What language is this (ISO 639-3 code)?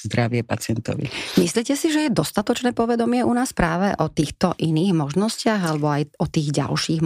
slk